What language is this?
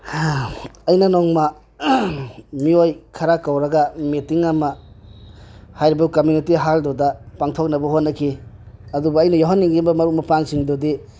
Manipuri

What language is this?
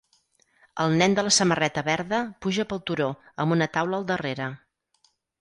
Catalan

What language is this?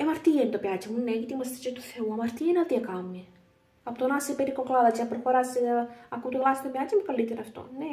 Greek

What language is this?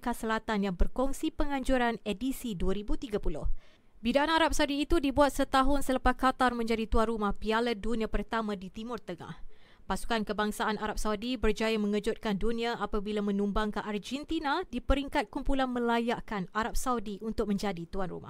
Malay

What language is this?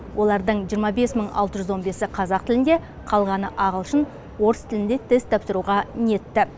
Kazakh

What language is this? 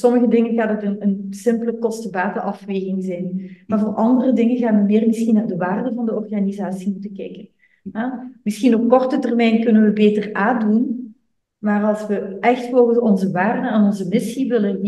Dutch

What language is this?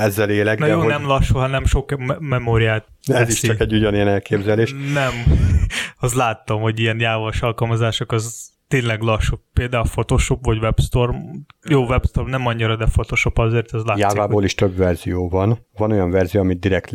Hungarian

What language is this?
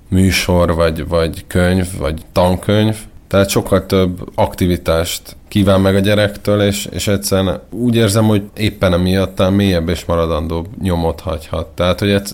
Hungarian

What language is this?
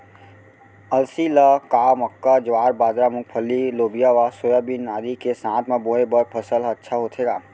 Chhattisgarhi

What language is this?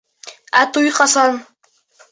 Bashkir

